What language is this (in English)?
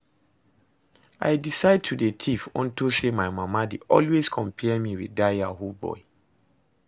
Nigerian Pidgin